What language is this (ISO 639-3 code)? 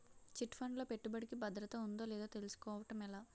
tel